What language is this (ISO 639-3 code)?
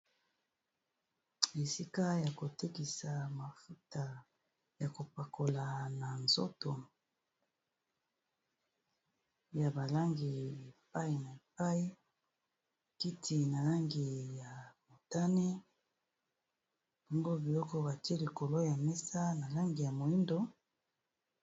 lin